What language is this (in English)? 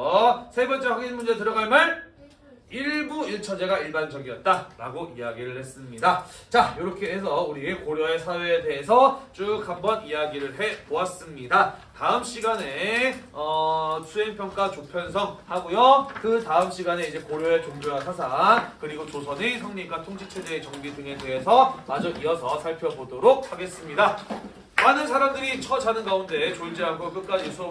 Korean